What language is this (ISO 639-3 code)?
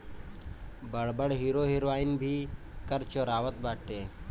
bho